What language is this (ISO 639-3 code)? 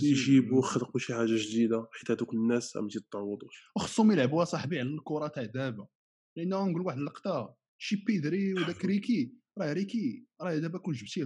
ara